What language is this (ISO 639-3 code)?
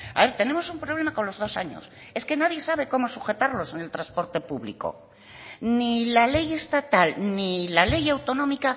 spa